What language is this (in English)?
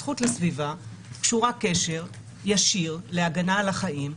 Hebrew